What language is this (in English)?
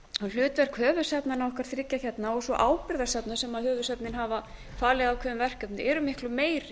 Icelandic